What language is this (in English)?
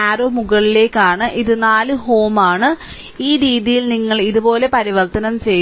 Malayalam